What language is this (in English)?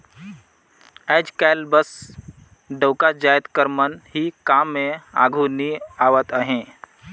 Chhattisgarhi